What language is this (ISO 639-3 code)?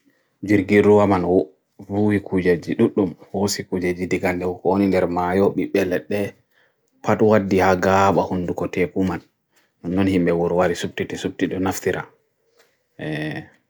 fui